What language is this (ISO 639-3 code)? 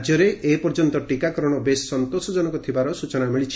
ori